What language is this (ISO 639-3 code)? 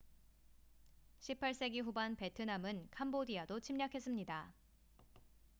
kor